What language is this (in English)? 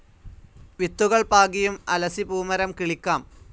Malayalam